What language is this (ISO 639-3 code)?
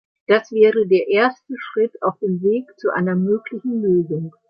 deu